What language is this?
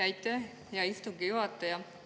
Estonian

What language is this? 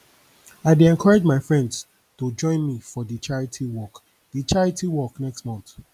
Nigerian Pidgin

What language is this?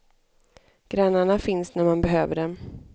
Swedish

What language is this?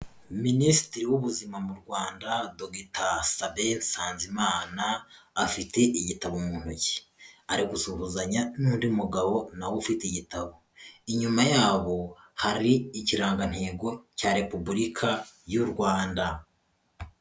Kinyarwanda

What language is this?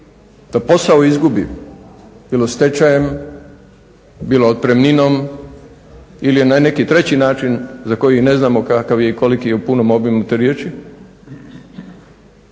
Croatian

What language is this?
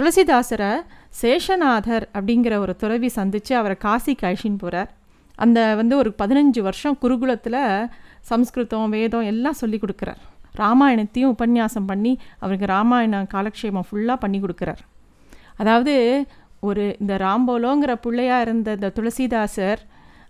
Tamil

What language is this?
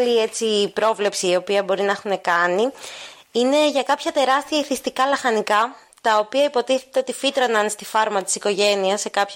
Greek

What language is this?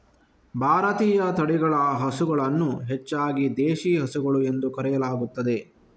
Kannada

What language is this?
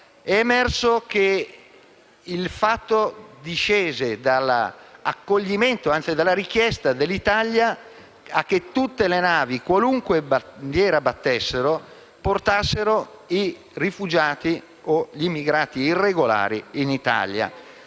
Italian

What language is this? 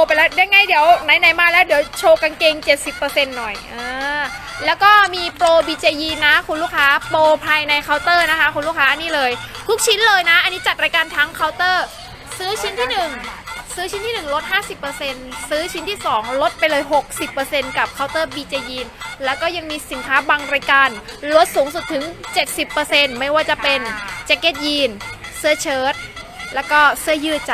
Thai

